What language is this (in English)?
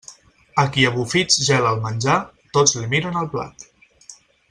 Catalan